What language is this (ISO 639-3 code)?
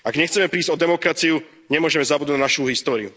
slk